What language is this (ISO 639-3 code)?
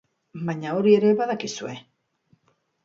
eus